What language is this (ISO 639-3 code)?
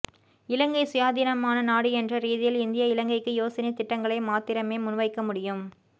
tam